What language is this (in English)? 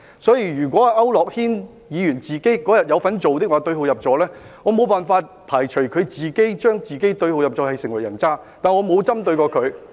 Cantonese